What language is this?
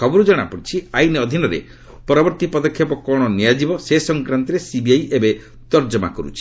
Odia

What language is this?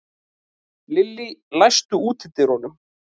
Icelandic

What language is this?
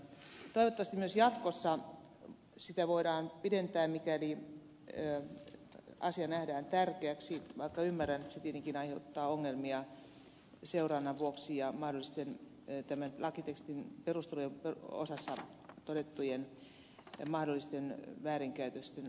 Finnish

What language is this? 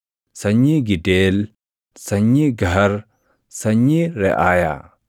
Oromo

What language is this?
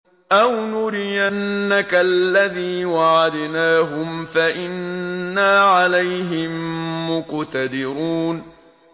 Arabic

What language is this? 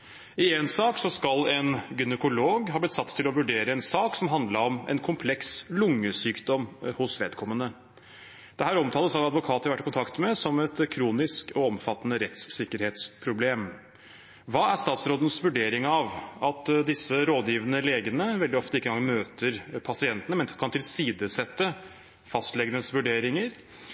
Norwegian Bokmål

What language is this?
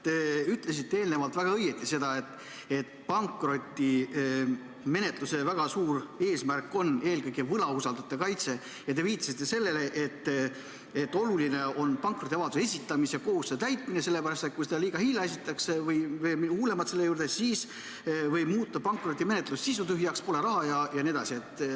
Estonian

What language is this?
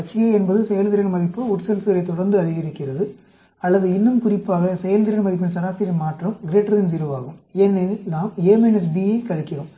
Tamil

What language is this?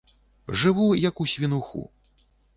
Belarusian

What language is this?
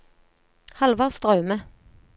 Norwegian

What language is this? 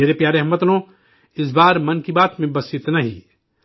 Urdu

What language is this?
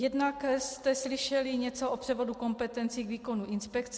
Czech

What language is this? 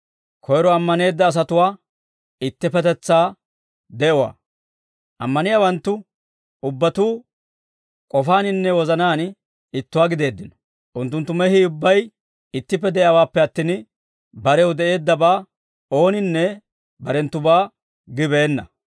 Dawro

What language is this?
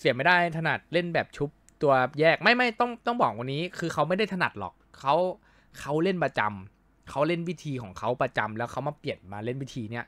Thai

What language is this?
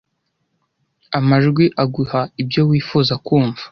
Kinyarwanda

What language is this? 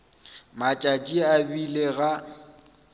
Northern Sotho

